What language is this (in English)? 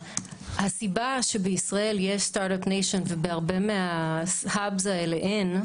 Hebrew